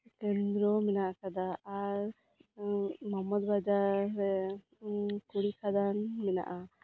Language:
Santali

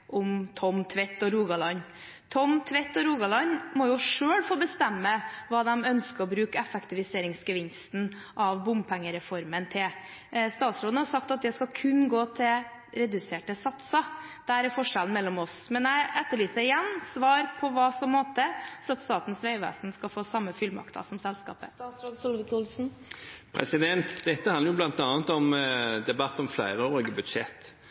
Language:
Norwegian Bokmål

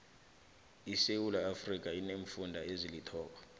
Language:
South Ndebele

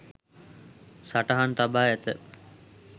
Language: Sinhala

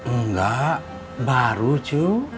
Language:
Indonesian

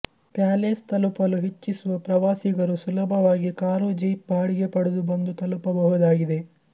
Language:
Kannada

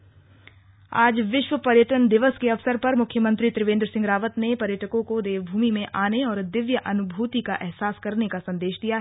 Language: Hindi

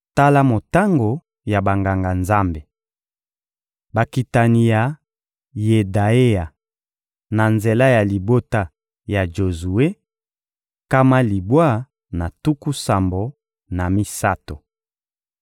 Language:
Lingala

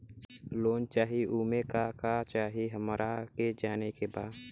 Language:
Bhojpuri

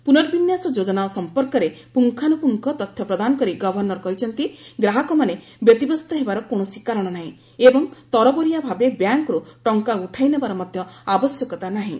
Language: Odia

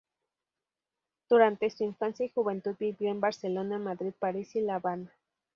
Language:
Spanish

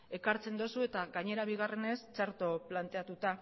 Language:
Basque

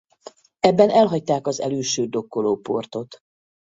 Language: Hungarian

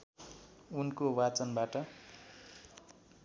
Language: Nepali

